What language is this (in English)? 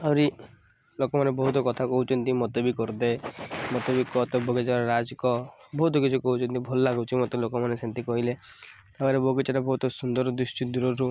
Odia